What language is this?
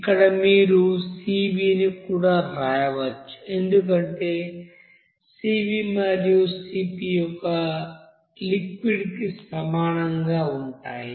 Telugu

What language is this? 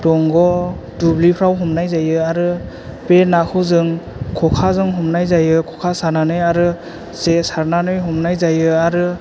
Bodo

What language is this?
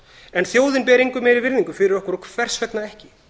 Icelandic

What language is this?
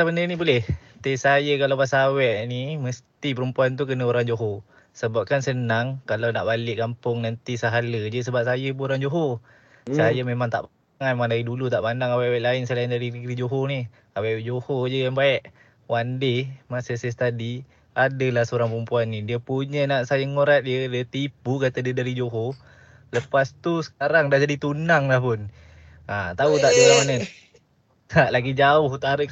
Malay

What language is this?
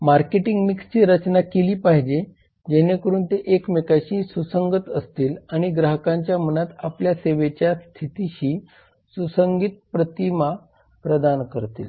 Marathi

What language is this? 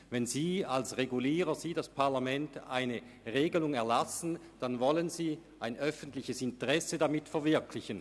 Swiss German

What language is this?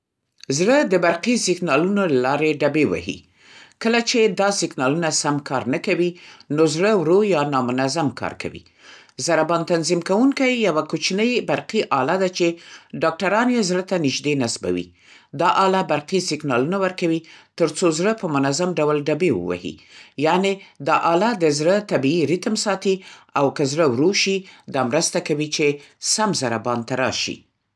Central Pashto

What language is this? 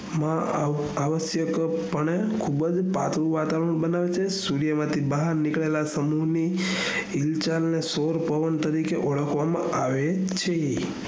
Gujarati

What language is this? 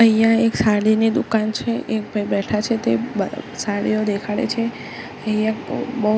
Gujarati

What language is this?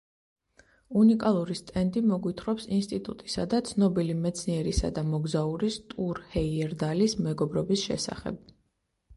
Georgian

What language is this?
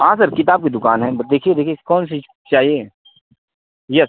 Hindi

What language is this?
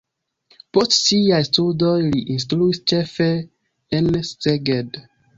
Esperanto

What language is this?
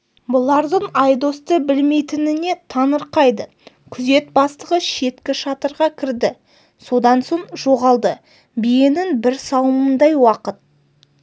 Kazakh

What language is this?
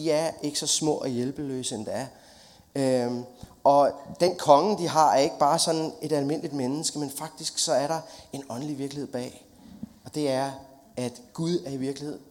Danish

